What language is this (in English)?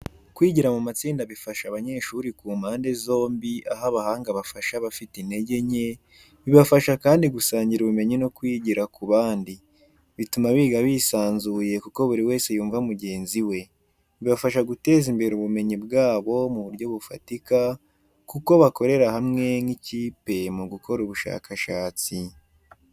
Kinyarwanda